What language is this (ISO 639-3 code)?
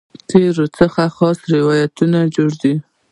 pus